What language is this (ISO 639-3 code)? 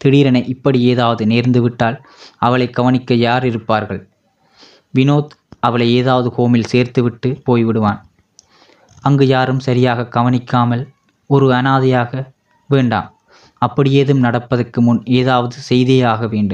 tam